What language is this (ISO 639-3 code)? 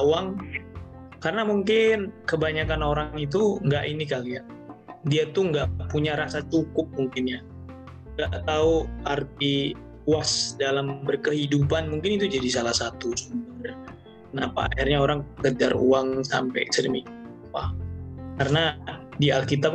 ind